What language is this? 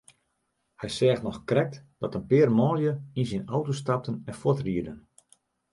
Western Frisian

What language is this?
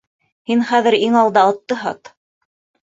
Bashkir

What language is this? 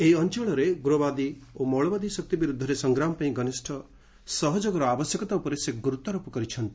Odia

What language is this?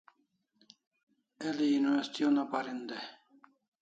Kalasha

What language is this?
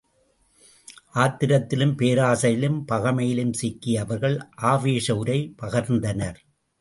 Tamil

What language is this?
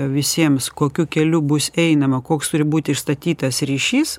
Lithuanian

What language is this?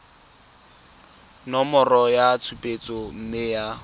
Tswana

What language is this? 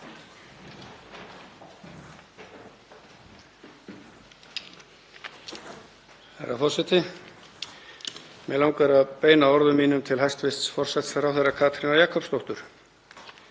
Icelandic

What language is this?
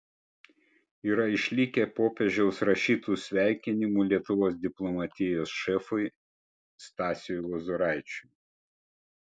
Lithuanian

